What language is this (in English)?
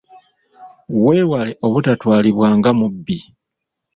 Ganda